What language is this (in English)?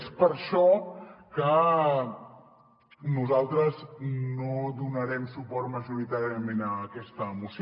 Catalan